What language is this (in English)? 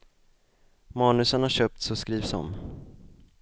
Swedish